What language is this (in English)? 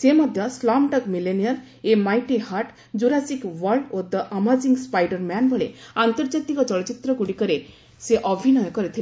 Odia